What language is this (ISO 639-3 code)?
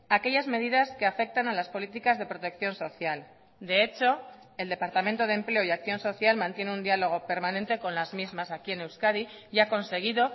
spa